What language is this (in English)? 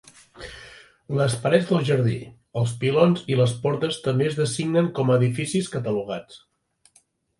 Catalan